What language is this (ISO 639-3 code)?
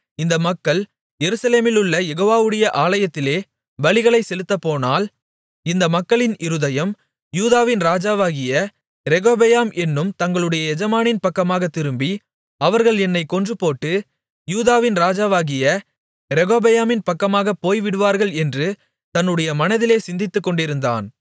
tam